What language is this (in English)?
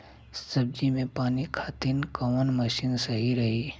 Bhojpuri